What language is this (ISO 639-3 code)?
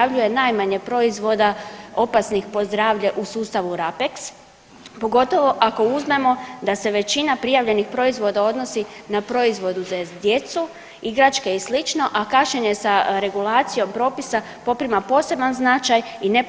hrv